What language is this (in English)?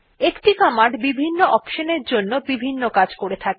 Bangla